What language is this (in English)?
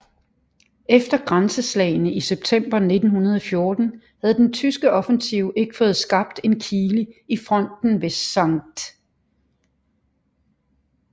Danish